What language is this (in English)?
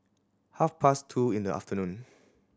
English